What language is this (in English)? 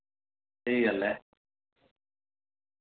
Dogri